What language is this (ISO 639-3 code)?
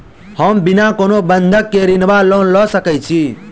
mai